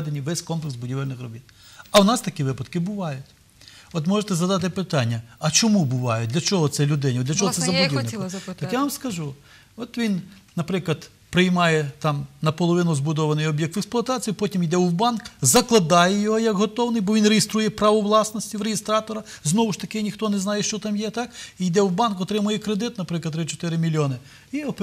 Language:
Ukrainian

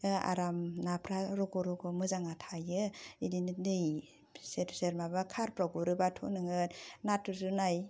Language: Bodo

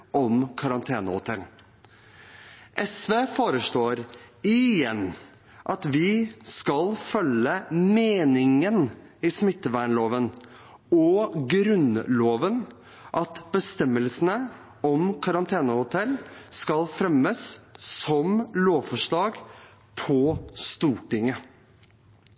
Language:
Norwegian Bokmål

